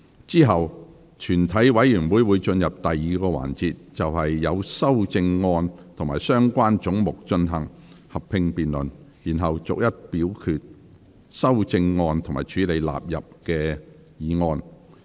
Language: Cantonese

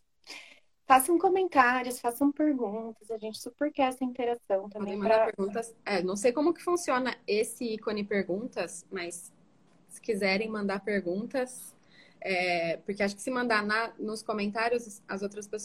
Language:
Portuguese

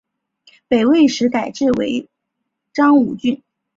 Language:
Chinese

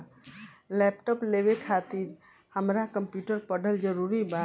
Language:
Bhojpuri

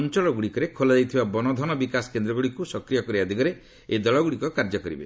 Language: Odia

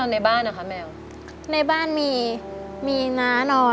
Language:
Thai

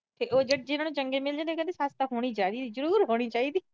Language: Punjabi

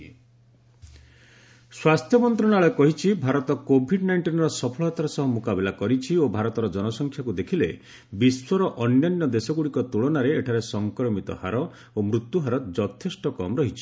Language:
Odia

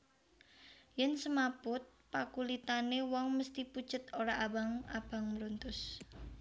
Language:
Javanese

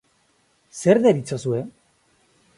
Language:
Basque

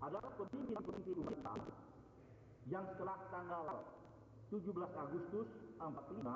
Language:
Indonesian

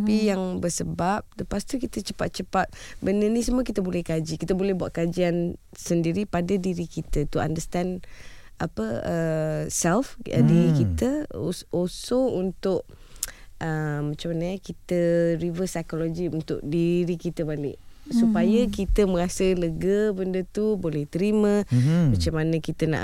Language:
Malay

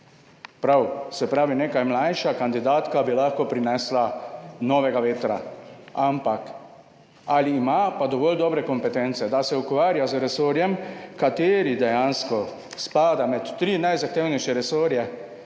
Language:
Slovenian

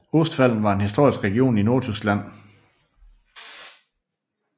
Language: Danish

